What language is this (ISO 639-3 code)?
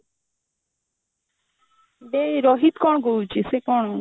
ori